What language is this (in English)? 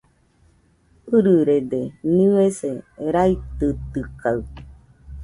Nüpode Huitoto